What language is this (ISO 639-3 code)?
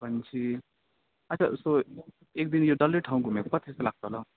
nep